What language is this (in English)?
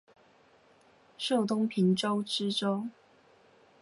Chinese